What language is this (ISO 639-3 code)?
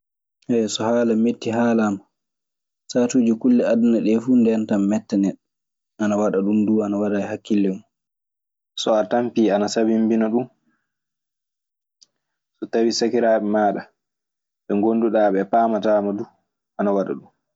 ffm